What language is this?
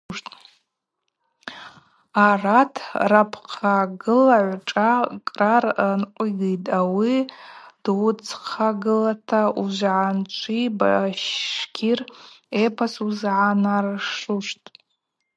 Abaza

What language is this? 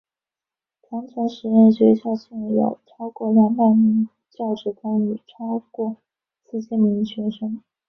Chinese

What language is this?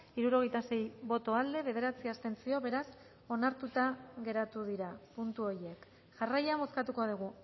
Basque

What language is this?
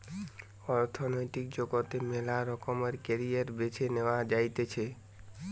Bangla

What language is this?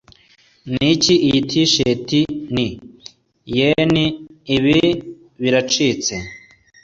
Kinyarwanda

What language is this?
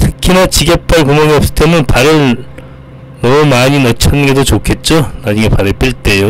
Korean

